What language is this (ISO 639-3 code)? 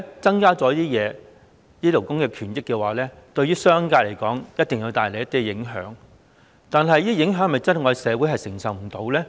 yue